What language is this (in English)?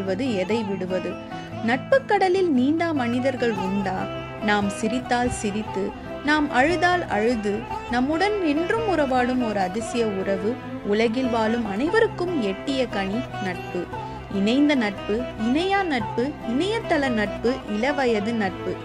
Tamil